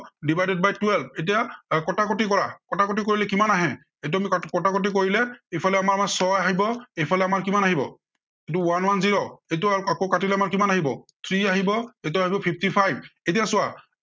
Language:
Assamese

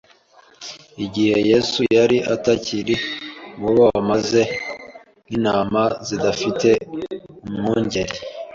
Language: Kinyarwanda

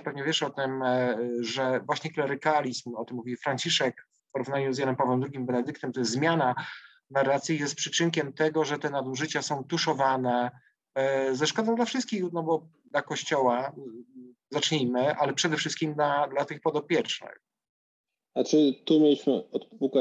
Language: Polish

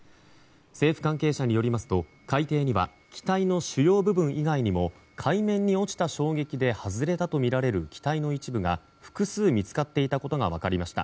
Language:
Japanese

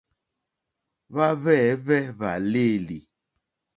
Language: Mokpwe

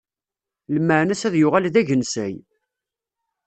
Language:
Kabyle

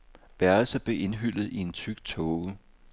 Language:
Danish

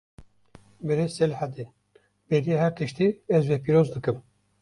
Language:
Kurdish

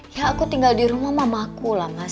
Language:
Indonesian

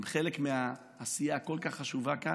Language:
Hebrew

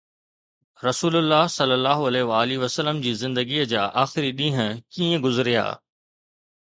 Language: Sindhi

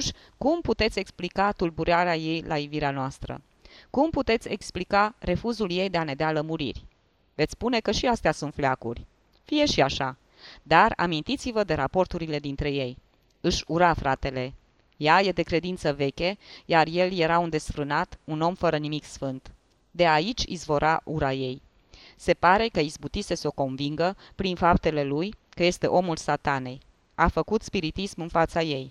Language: Romanian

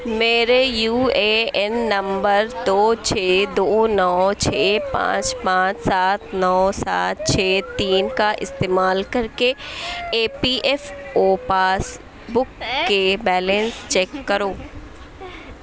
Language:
Urdu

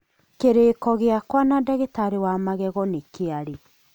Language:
Kikuyu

